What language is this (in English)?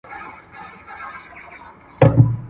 Pashto